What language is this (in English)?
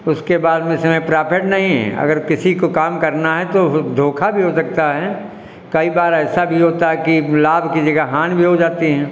Hindi